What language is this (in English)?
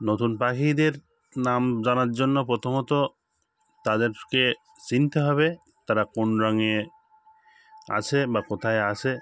Bangla